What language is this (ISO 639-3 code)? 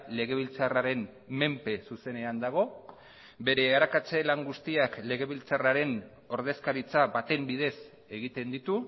eus